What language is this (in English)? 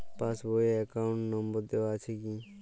Bangla